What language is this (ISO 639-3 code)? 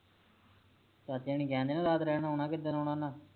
pan